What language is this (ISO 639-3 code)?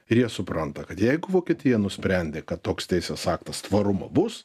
lit